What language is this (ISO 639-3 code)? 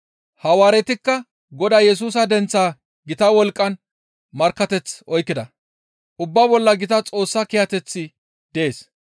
gmv